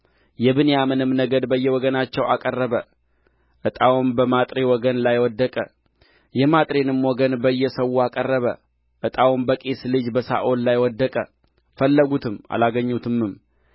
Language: Amharic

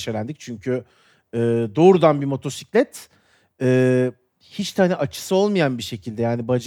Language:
Turkish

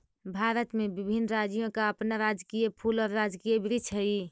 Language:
Magahi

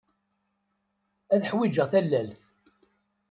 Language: Kabyle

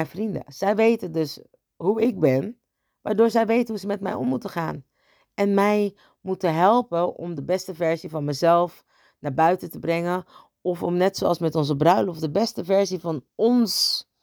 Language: Dutch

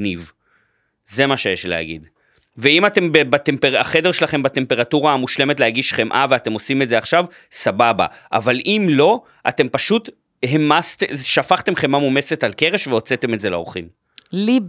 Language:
Hebrew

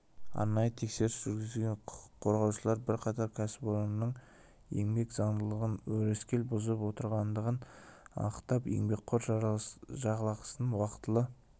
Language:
Kazakh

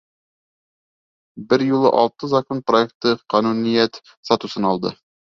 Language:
Bashkir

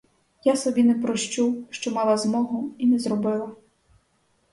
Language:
Ukrainian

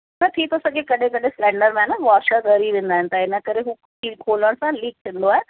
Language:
Sindhi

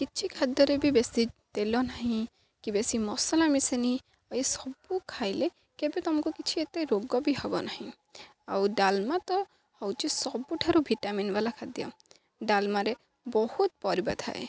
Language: Odia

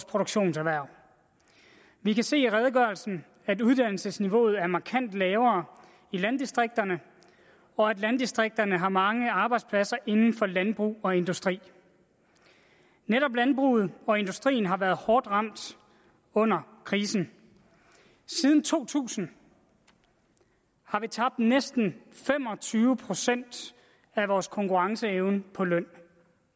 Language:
Danish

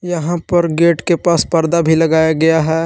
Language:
Hindi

